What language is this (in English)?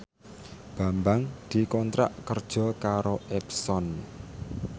Javanese